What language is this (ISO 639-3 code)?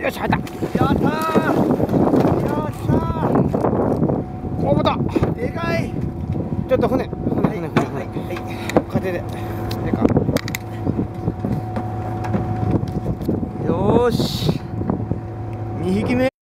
jpn